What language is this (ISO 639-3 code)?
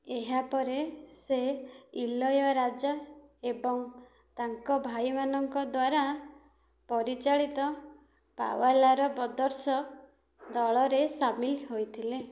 ori